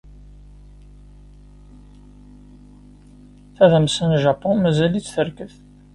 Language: Kabyle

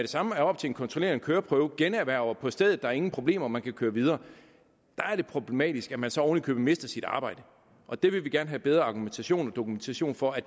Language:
Danish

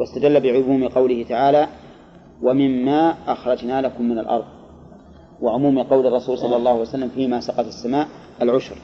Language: Arabic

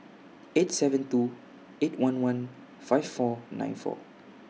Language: English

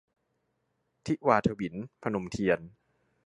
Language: Thai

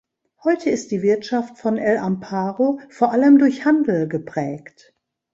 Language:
German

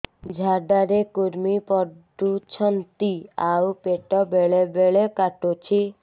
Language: Odia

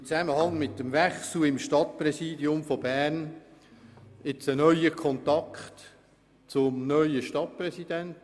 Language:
Swiss German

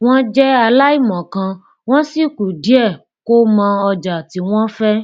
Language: Yoruba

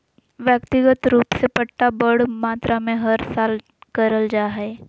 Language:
Magahi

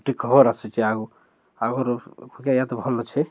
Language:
Odia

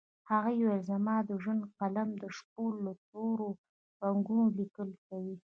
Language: Pashto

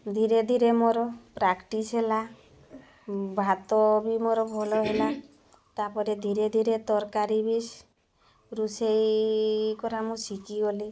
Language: Odia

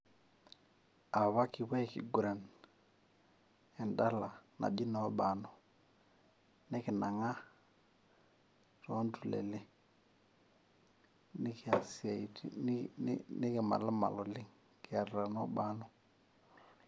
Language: Masai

